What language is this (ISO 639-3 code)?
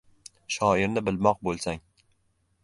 uzb